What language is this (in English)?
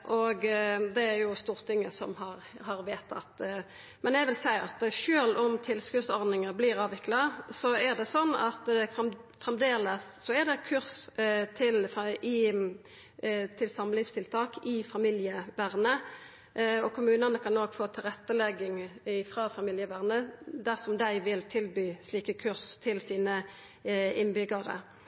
Norwegian Nynorsk